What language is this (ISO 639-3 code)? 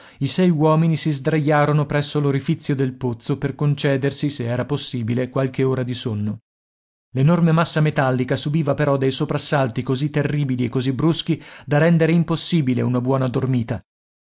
ita